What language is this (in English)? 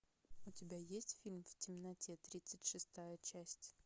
Russian